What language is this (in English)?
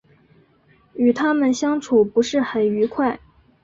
Chinese